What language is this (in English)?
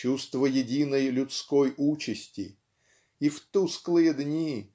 Russian